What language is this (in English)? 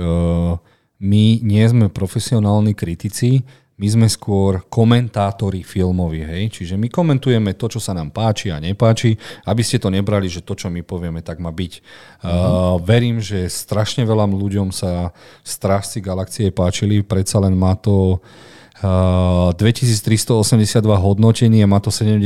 Slovak